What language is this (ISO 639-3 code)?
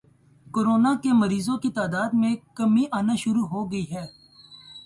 urd